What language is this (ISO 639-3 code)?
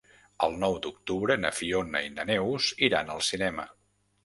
cat